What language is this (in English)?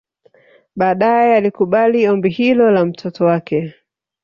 Swahili